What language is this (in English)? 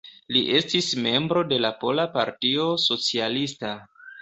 Esperanto